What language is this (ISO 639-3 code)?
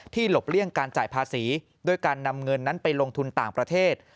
tha